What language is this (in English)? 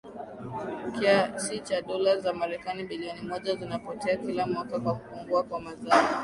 Swahili